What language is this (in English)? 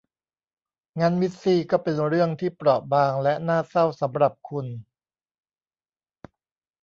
Thai